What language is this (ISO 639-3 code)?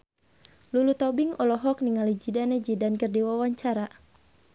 sun